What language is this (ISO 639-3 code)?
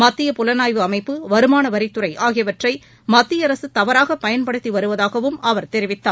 tam